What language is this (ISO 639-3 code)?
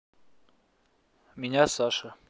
rus